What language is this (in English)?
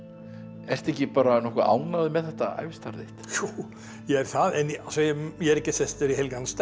Icelandic